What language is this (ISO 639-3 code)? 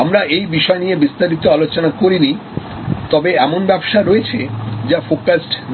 ben